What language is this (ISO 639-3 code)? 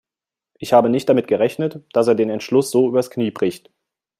deu